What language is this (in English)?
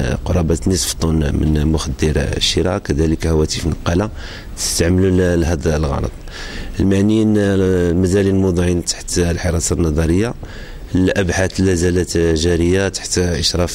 Arabic